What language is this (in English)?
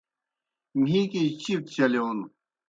Kohistani Shina